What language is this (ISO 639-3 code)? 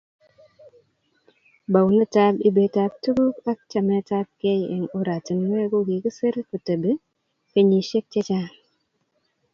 kln